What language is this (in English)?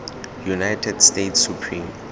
Tswana